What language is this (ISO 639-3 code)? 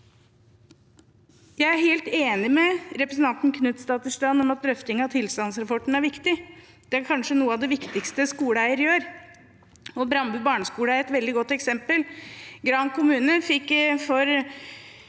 nor